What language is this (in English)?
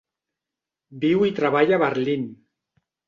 Catalan